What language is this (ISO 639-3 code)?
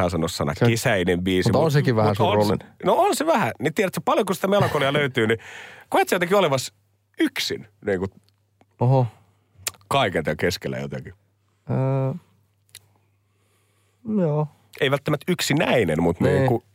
fin